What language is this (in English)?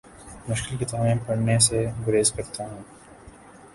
Urdu